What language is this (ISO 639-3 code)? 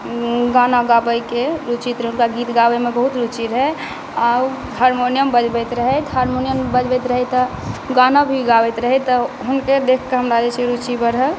mai